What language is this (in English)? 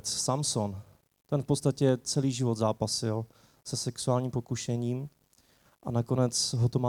Czech